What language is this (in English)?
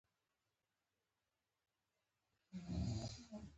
Pashto